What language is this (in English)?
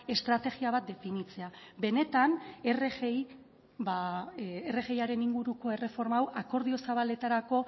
Basque